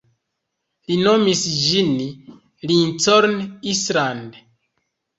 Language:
Esperanto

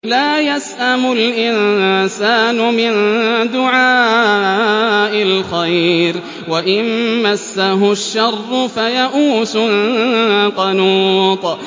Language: Arabic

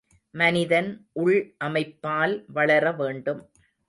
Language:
Tamil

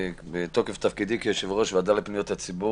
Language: Hebrew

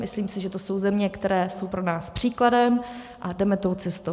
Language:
Czech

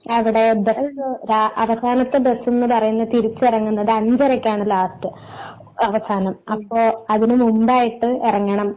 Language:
Malayalam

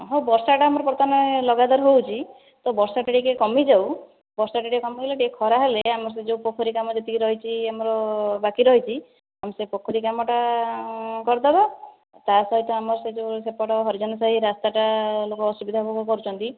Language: Odia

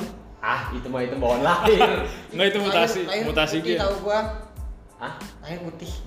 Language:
Indonesian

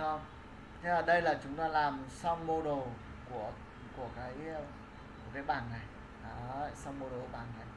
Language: Vietnamese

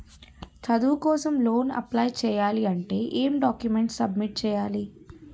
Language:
Telugu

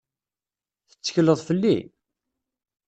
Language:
Kabyle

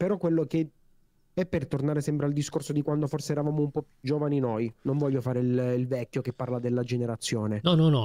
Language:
Italian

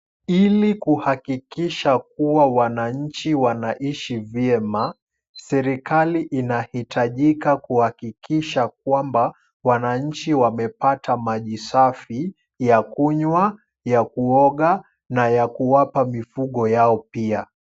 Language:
Swahili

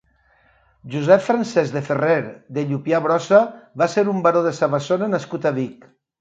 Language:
Catalan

